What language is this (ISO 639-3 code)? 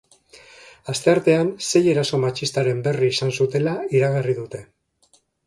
eus